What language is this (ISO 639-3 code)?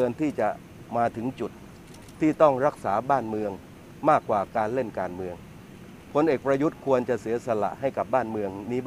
tha